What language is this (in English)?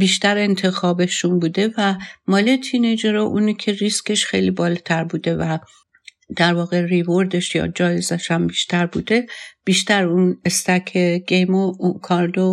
Persian